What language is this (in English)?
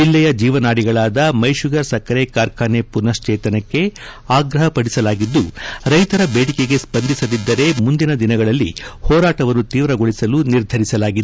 Kannada